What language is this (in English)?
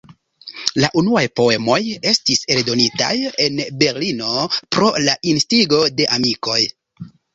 Esperanto